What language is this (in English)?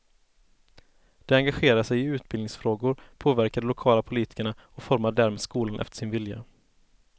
Swedish